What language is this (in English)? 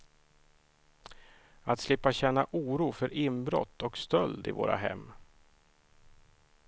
Swedish